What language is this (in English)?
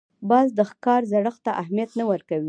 Pashto